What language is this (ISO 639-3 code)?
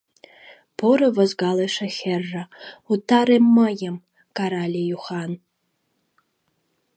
chm